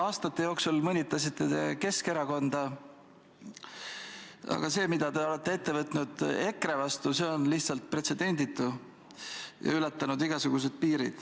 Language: Estonian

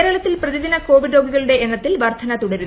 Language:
Malayalam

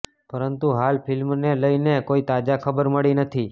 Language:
Gujarati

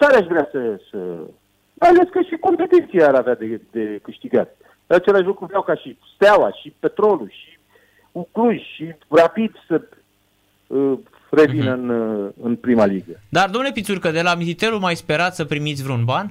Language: Romanian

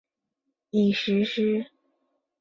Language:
Chinese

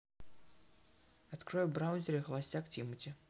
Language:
Russian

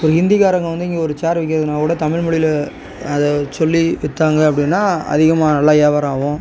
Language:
Tamil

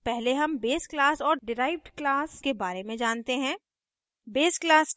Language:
Hindi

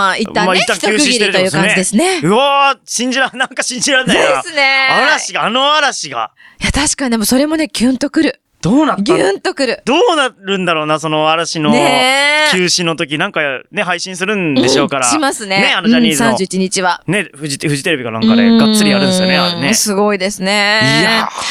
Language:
Japanese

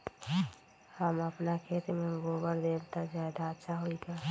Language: Magahi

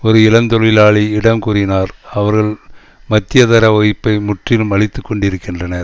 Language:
Tamil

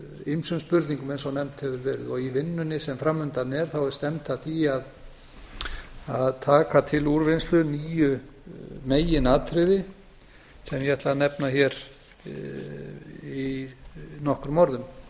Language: Icelandic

